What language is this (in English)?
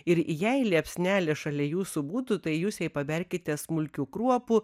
Lithuanian